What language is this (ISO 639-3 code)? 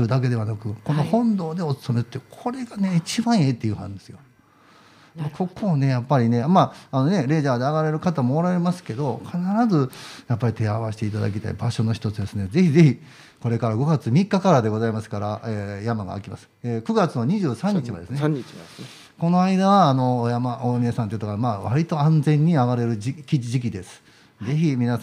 jpn